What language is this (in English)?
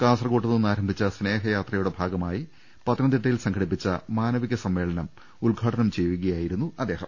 Malayalam